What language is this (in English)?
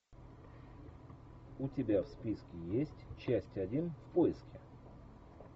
Russian